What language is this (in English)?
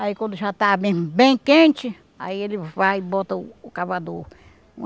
Portuguese